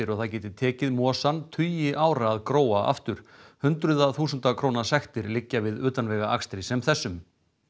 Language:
Icelandic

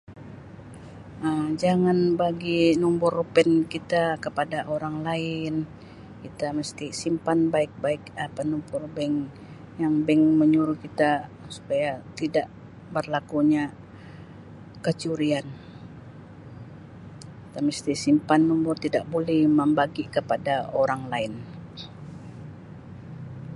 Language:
Sabah Malay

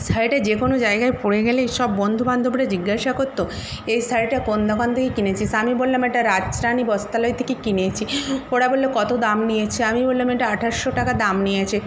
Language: Bangla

